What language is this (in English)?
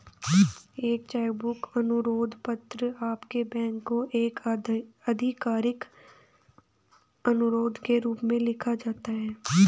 Hindi